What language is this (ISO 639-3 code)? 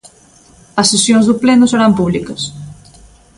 glg